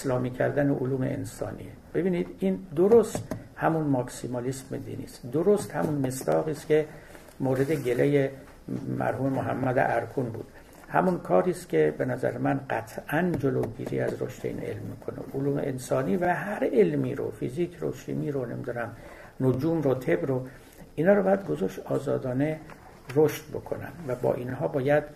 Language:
Persian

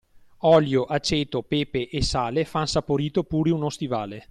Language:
Italian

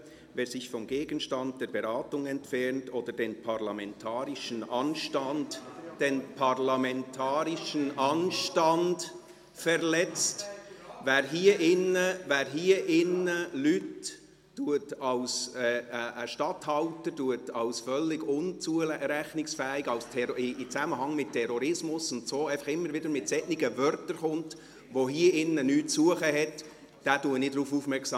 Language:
Swiss German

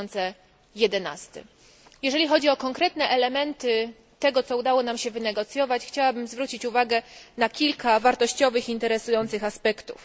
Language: Polish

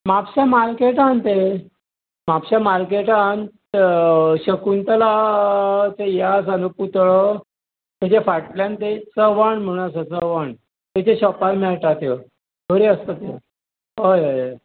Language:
Konkani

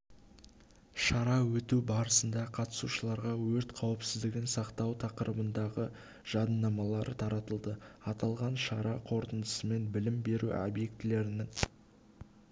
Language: Kazakh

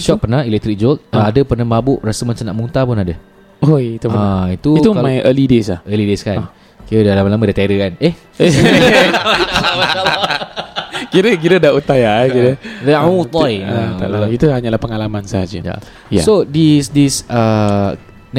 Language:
Malay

